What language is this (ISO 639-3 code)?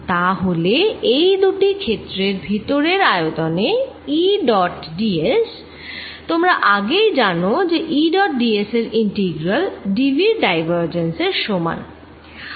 ben